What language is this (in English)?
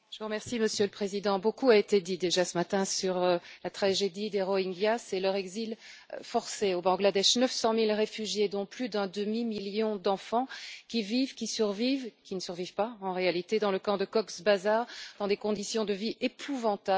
French